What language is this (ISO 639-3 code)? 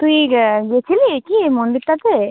ben